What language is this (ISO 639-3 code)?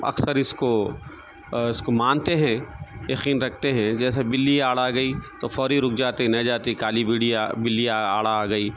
urd